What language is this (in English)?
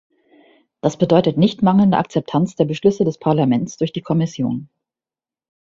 German